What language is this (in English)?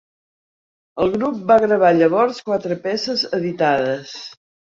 Catalan